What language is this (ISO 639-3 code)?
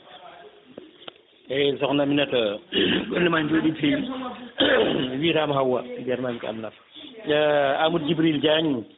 ful